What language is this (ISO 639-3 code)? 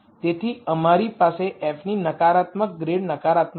guj